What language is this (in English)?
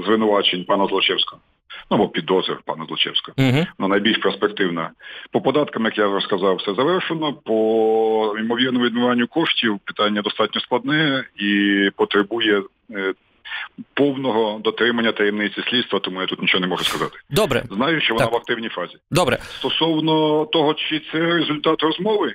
Ukrainian